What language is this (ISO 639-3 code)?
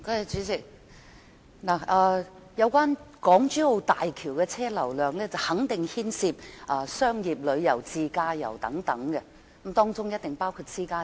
yue